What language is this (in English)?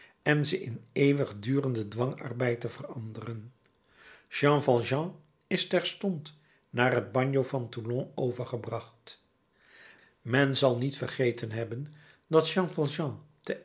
Dutch